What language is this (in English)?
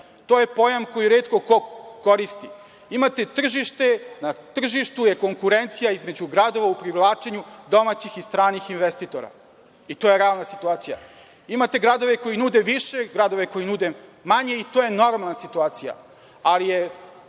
Serbian